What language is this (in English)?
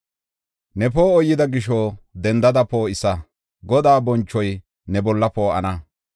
Gofa